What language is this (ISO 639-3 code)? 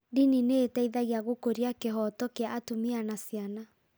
kik